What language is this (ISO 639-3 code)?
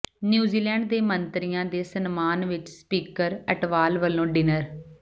pan